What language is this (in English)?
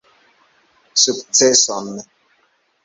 Esperanto